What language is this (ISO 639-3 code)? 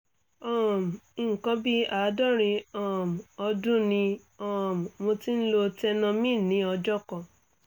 yor